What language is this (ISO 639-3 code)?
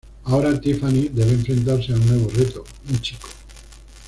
spa